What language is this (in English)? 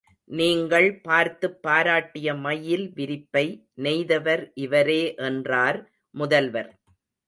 Tamil